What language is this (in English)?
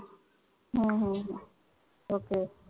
Marathi